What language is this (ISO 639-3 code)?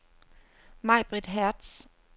dan